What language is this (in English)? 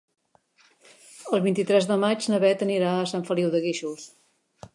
Catalan